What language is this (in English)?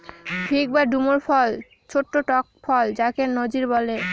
Bangla